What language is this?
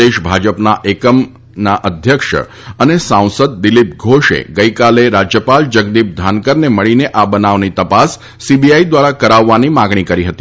Gujarati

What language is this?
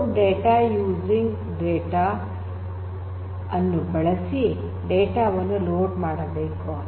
Kannada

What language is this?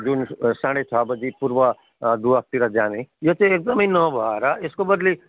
Nepali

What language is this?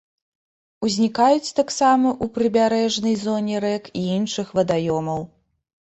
Belarusian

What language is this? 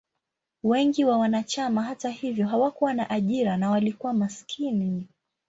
Swahili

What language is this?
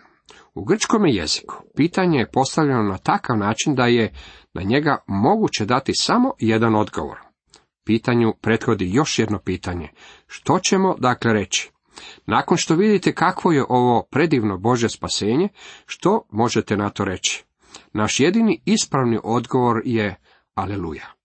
Croatian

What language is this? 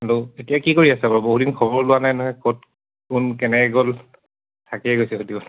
Assamese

